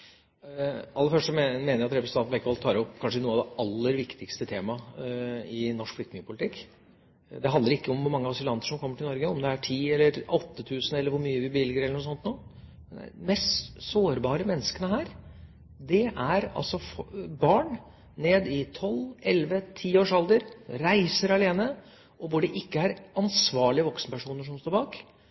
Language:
Norwegian Bokmål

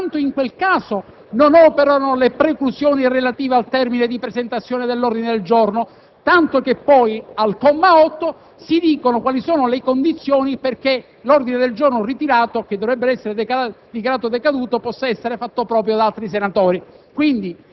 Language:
Italian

